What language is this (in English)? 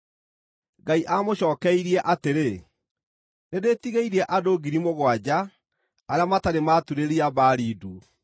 Kikuyu